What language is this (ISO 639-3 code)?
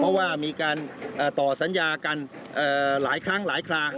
tha